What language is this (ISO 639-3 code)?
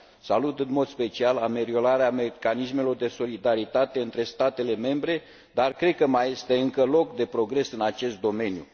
ron